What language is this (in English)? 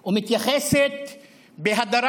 Hebrew